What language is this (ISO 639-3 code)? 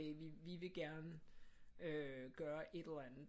dan